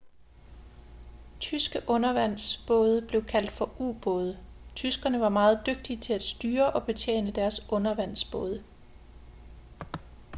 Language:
Danish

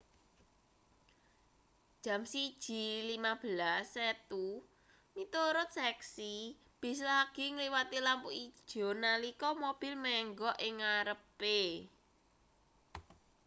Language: Javanese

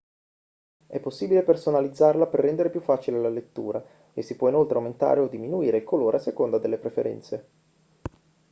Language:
Italian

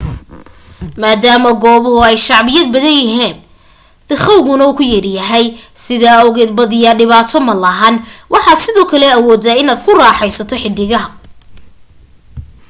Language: Somali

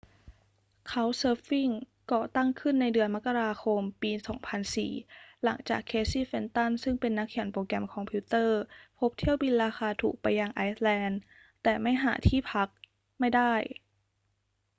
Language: Thai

